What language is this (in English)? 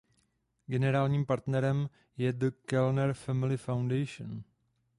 Czech